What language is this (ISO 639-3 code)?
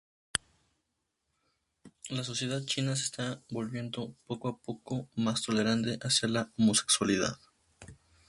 spa